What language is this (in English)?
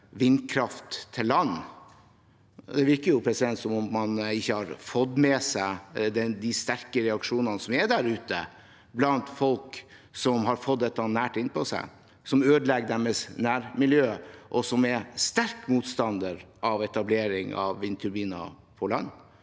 Norwegian